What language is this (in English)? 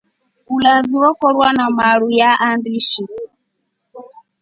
Rombo